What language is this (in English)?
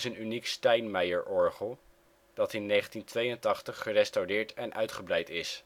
Dutch